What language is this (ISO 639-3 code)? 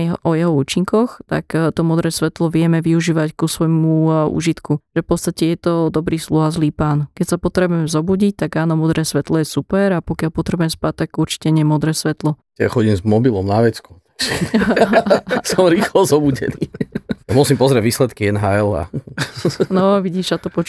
slk